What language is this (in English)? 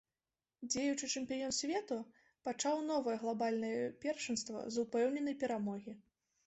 Belarusian